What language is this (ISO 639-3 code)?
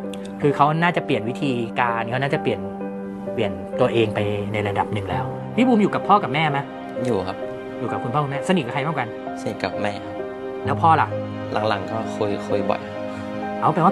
tha